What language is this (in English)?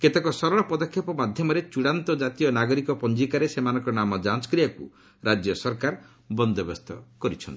Odia